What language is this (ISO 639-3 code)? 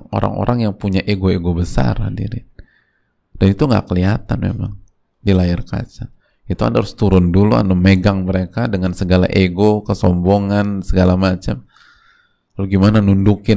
ind